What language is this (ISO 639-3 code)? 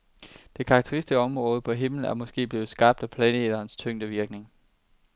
dan